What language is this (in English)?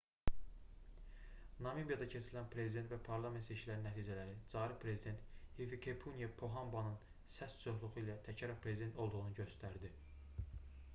Azerbaijani